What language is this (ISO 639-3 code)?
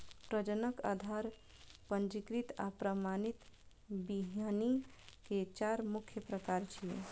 mai